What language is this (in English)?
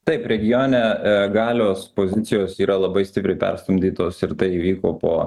Lithuanian